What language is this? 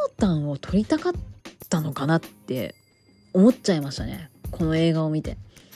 Japanese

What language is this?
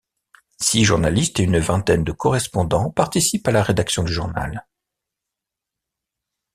French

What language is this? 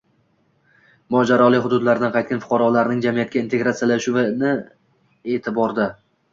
Uzbek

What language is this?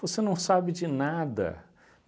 Portuguese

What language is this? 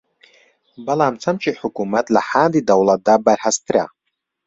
Central Kurdish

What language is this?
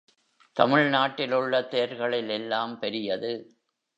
Tamil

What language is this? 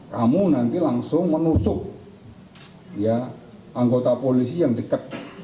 Indonesian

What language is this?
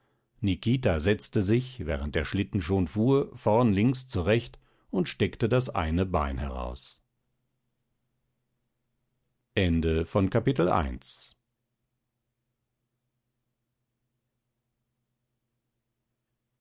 German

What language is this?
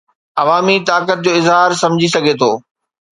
Sindhi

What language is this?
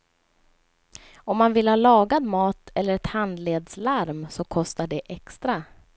Swedish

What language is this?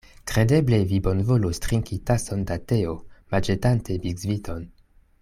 Esperanto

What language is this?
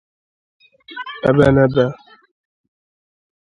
Igbo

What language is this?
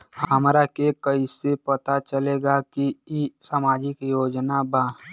Bhojpuri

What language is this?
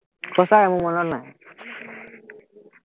Assamese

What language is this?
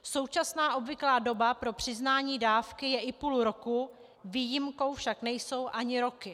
Czech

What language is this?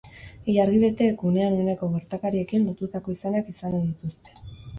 Basque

